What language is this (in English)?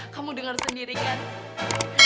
Indonesian